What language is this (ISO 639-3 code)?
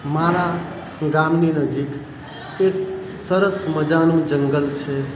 guj